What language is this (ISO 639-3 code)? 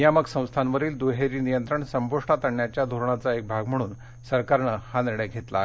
mar